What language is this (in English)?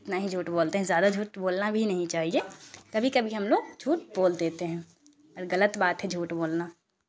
Urdu